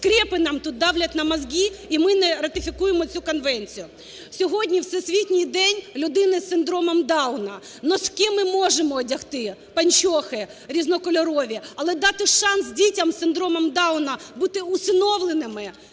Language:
Ukrainian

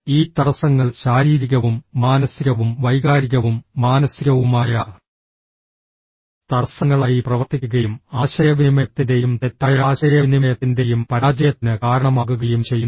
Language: Malayalam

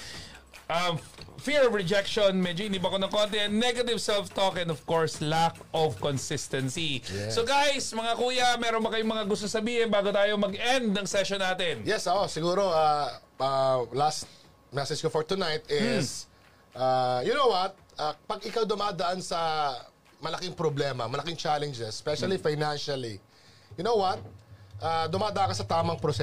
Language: Filipino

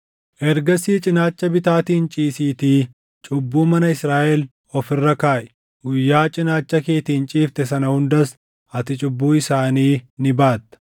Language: Oromo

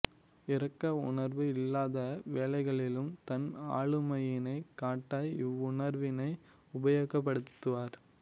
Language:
Tamil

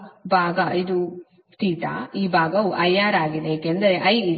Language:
Kannada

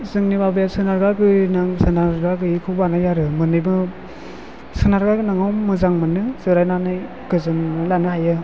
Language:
Bodo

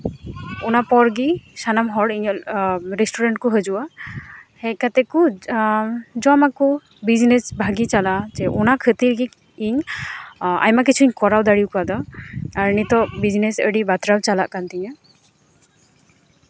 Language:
Santali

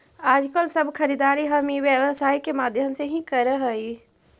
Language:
Magahi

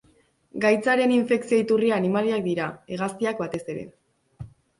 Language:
Basque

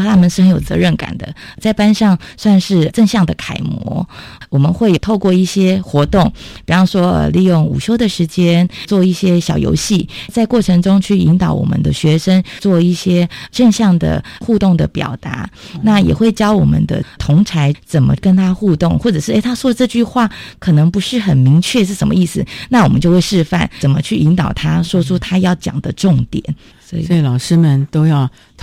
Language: Chinese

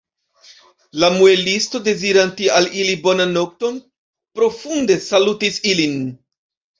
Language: Esperanto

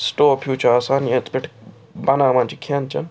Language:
Kashmiri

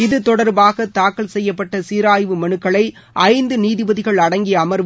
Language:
Tamil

